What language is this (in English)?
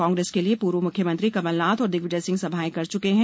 Hindi